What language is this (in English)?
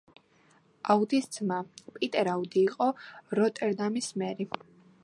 Georgian